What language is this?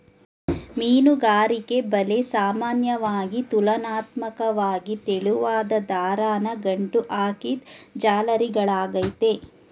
Kannada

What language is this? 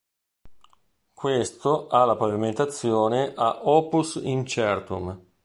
Italian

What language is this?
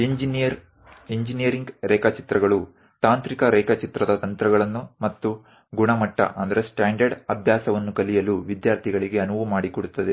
Kannada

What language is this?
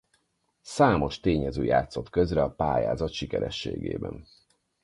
Hungarian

